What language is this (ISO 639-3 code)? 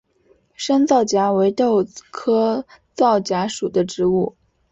zho